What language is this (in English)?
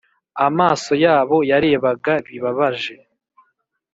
Kinyarwanda